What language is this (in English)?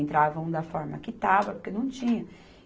Portuguese